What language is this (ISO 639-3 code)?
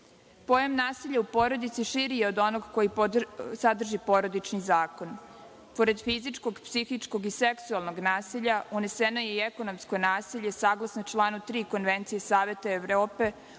srp